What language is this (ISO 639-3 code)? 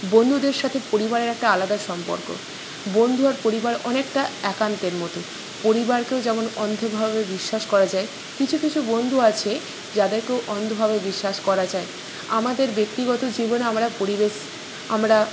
ben